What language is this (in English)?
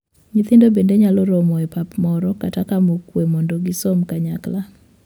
Luo (Kenya and Tanzania)